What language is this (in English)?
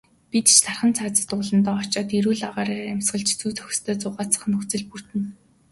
Mongolian